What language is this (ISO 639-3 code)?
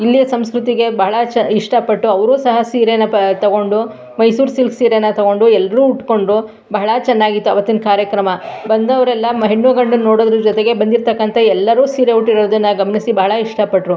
kan